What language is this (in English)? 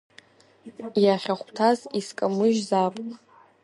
Abkhazian